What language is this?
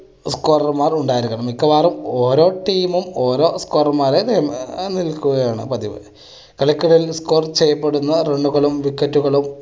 Malayalam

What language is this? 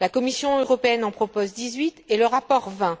French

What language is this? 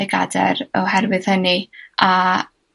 Welsh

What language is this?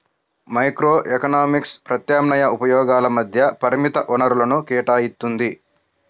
Telugu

